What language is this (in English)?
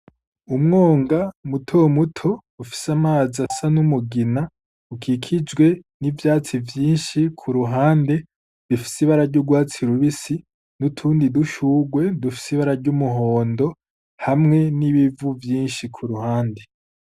Rundi